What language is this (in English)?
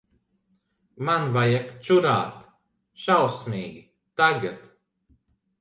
Latvian